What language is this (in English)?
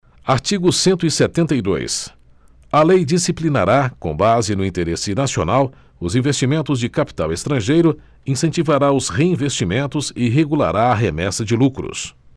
Portuguese